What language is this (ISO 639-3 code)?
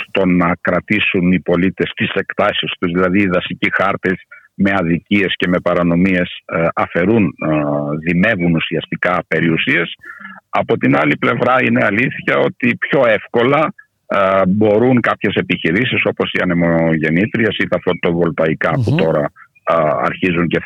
ell